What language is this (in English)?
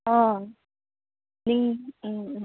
Manipuri